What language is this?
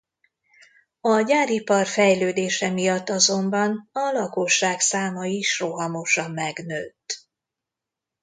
Hungarian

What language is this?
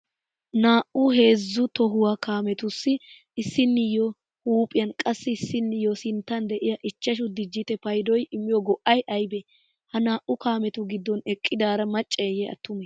Wolaytta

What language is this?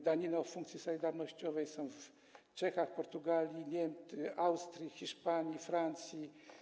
Polish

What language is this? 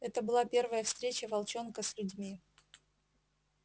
Russian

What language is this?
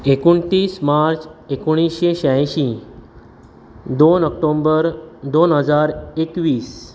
Konkani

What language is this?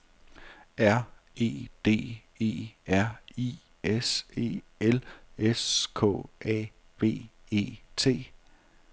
Danish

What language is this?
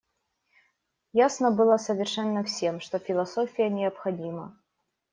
Russian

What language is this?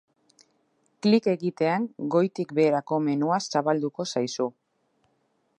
Basque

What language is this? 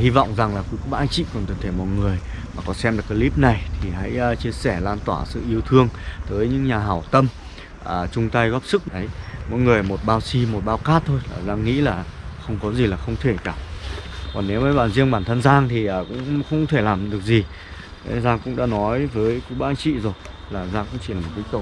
Vietnamese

